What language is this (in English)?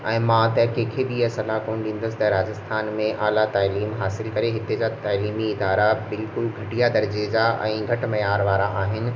Sindhi